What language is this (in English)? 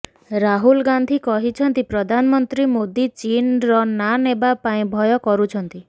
Odia